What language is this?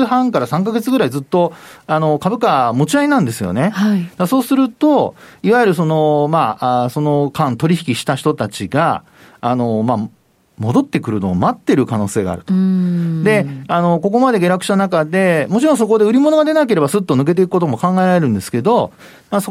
Japanese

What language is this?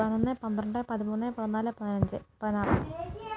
Malayalam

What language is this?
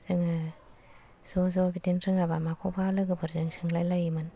Bodo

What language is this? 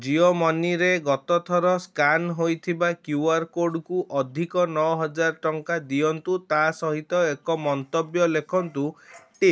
Odia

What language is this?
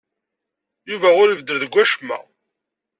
Kabyle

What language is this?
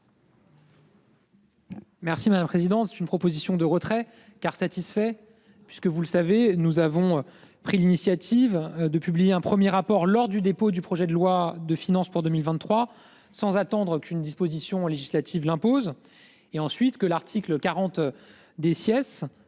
French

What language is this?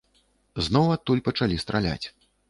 Belarusian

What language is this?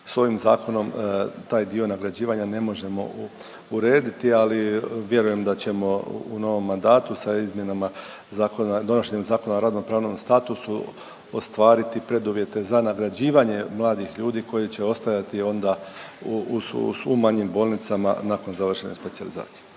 Croatian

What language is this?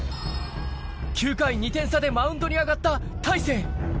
Japanese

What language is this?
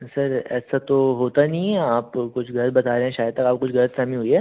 Hindi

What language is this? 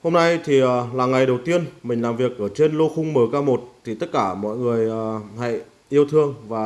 Vietnamese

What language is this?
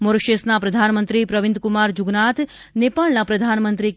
Gujarati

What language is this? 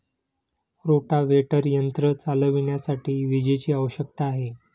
Marathi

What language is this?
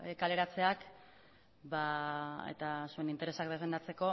Basque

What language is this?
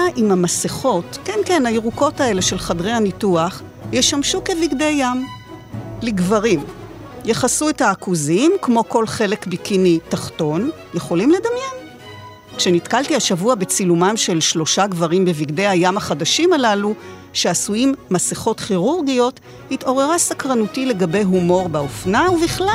Hebrew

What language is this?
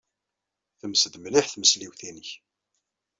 Kabyle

